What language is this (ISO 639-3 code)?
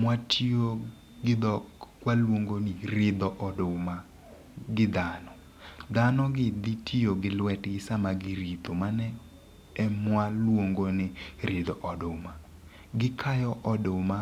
luo